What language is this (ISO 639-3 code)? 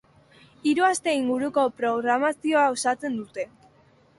eus